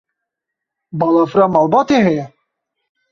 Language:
Kurdish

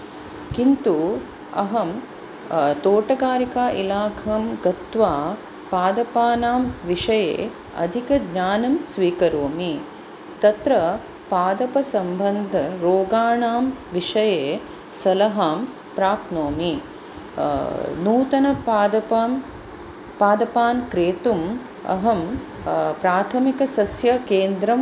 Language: Sanskrit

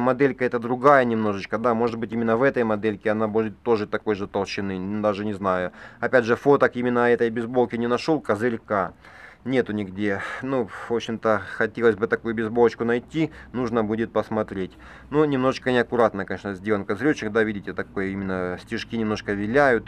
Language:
Russian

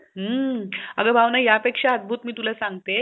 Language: Marathi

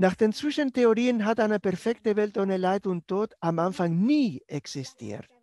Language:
German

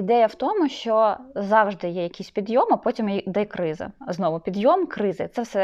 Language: Ukrainian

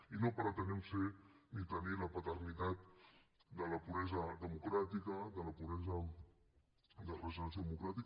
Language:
Catalan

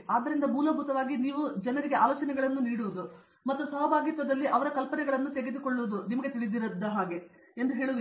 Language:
Kannada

